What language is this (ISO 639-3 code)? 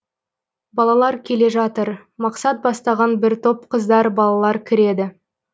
kaz